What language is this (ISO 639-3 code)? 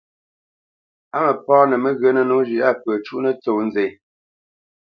bce